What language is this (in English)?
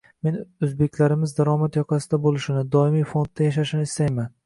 Uzbek